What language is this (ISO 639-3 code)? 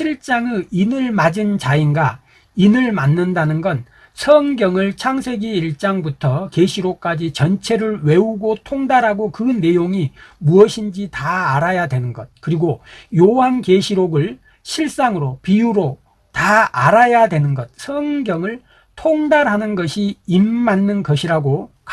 kor